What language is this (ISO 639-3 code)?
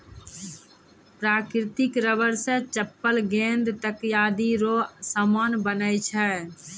mai